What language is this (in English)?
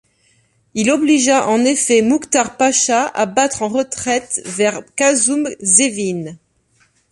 French